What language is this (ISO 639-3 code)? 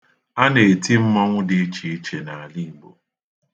ibo